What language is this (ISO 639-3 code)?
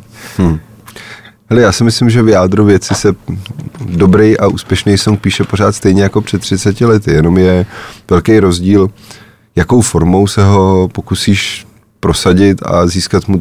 ces